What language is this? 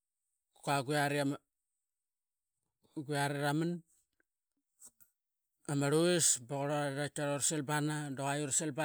Qaqet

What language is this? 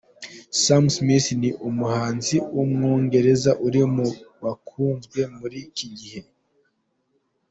Kinyarwanda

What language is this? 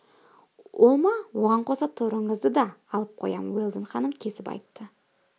Kazakh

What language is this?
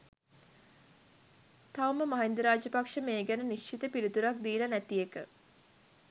Sinhala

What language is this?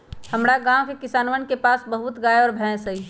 Magahi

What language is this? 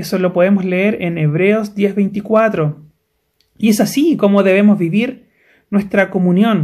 Spanish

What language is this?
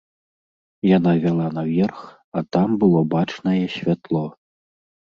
Belarusian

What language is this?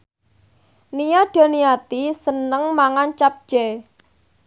Javanese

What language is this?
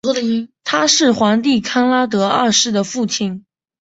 Chinese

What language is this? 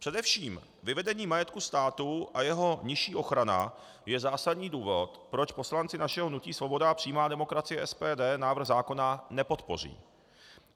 Czech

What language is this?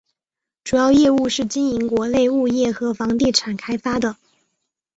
Chinese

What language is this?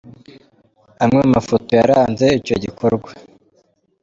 Kinyarwanda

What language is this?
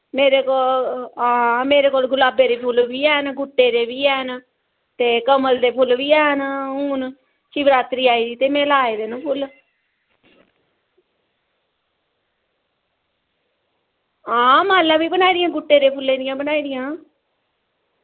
Dogri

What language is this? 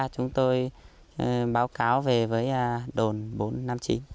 Vietnamese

